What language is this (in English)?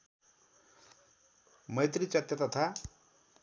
Nepali